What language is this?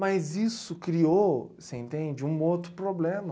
Portuguese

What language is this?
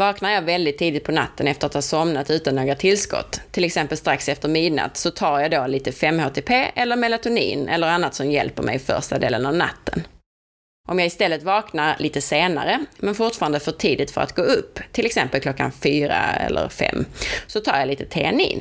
Swedish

